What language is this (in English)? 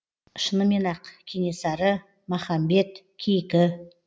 Kazakh